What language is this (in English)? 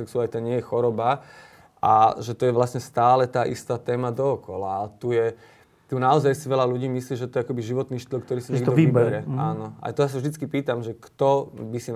Slovak